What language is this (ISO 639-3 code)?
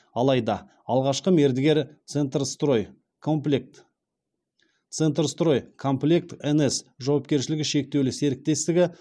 kaz